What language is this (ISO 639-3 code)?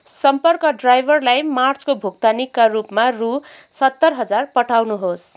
nep